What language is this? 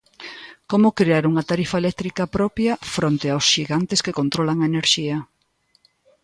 Galician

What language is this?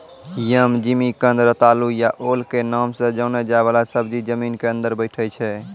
Maithili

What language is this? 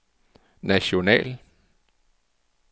Danish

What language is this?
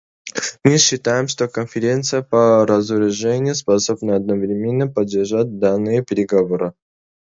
Russian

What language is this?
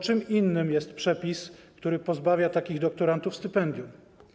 Polish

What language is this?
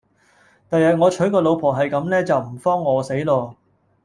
Cantonese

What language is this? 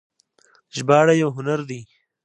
Pashto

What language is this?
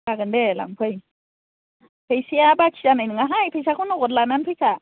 Bodo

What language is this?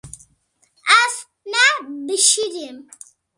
Kurdish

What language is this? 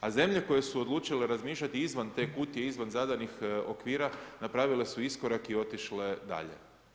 Croatian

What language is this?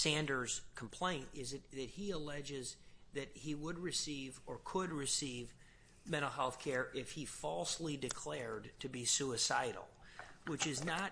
English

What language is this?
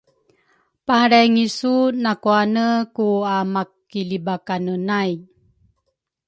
Rukai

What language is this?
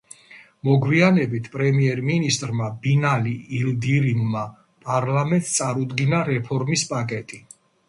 Georgian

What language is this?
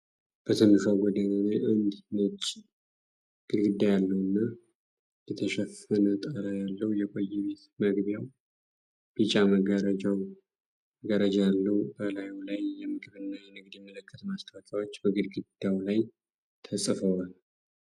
Amharic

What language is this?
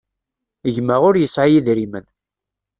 Kabyle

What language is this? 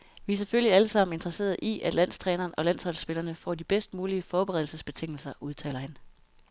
Danish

